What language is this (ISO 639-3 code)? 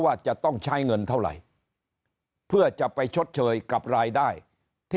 tha